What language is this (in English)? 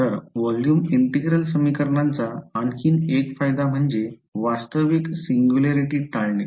Marathi